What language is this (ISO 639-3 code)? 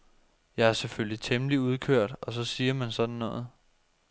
dan